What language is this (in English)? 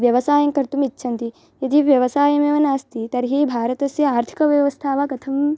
Sanskrit